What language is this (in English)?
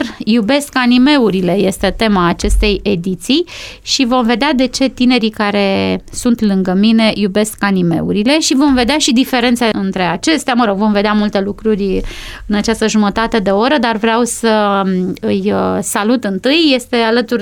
Romanian